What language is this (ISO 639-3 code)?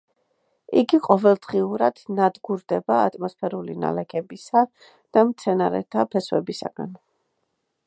kat